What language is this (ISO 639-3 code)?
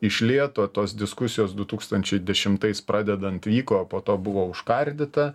lit